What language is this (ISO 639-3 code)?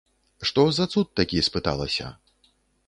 bel